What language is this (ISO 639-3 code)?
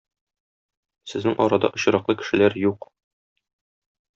tat